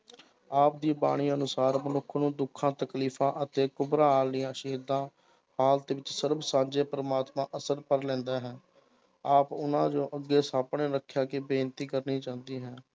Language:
Punjabi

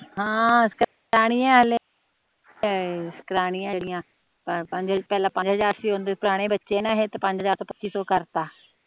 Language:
Punjabi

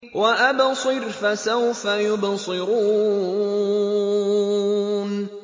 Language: Arabic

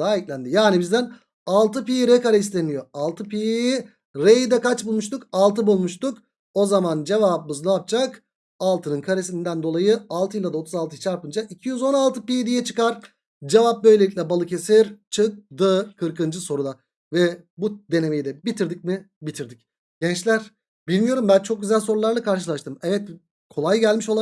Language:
Turkish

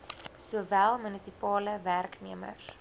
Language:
Afrikaans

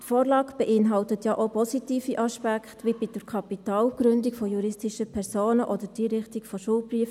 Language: Swiss German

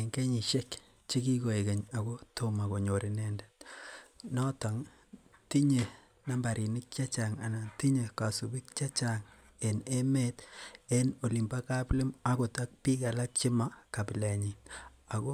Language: Kalenjin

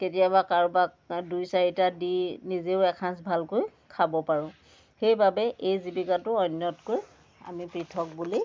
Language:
Assamese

